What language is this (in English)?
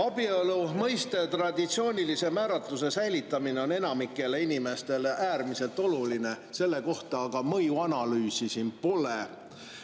Estonian